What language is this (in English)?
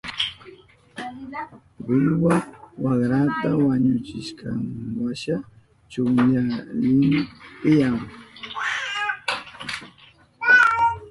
Southern Pastaza Quechua